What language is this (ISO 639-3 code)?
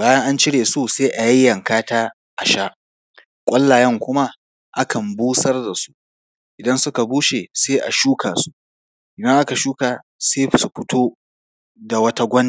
hau